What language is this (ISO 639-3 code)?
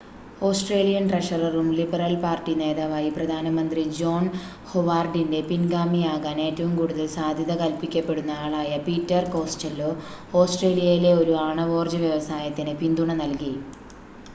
mal